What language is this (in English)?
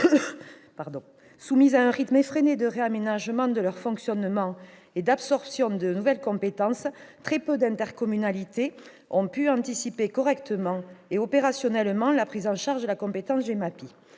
French